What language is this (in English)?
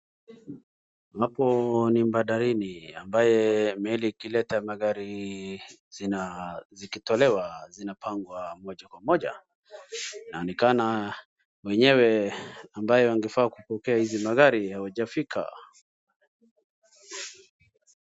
Swahili